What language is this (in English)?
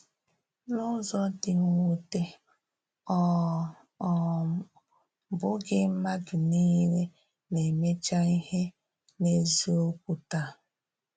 Igbo